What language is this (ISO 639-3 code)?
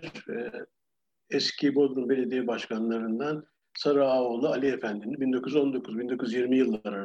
tur